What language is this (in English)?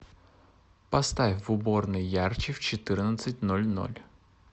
Russian